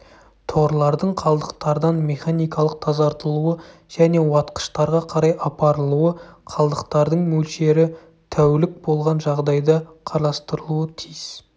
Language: Kazakh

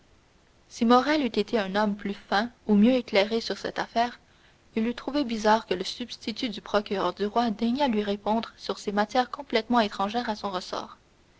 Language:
French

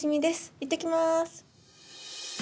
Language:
Japanese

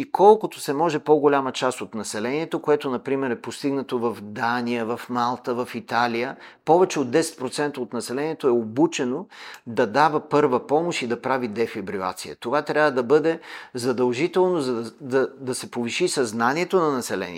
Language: Bulgarian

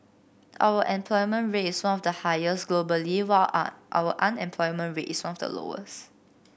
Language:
English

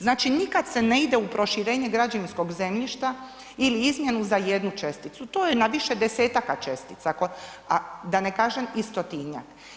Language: Croatian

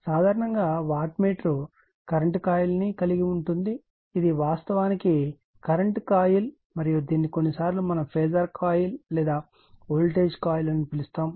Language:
Telugu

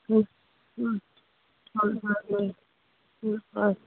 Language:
Assamese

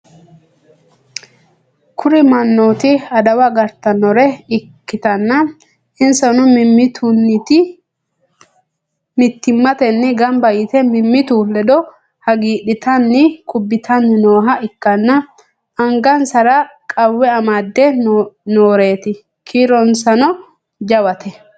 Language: Sidamo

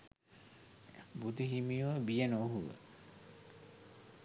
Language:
Sinhala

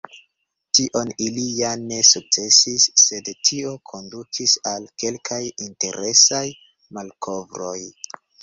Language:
Esperanto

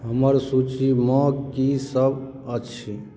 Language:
Maithili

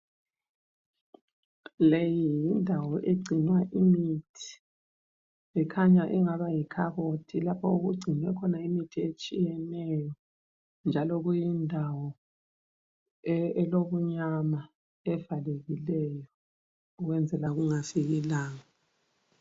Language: North Ndebele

